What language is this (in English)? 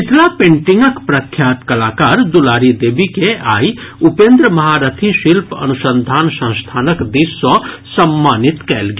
Maithili